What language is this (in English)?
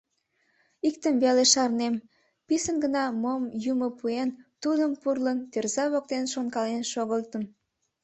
Mari